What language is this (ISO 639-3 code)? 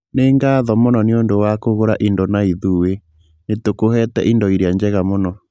kik